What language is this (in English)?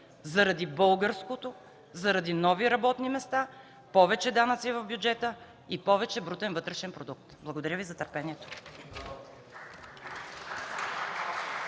Bulgarian